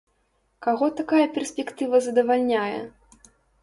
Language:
Belarusian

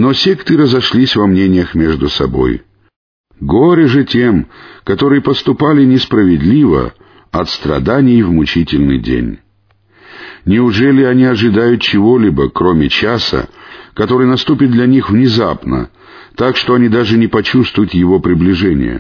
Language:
Russian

